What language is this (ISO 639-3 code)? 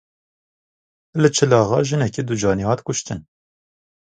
kur